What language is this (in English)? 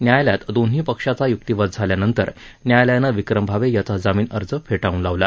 Marathi